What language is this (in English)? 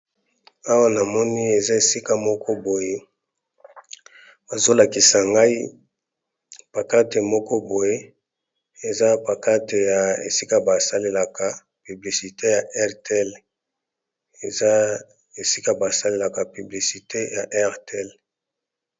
Lingala